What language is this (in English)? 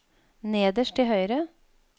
Norwegian